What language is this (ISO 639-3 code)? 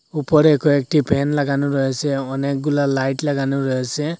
ben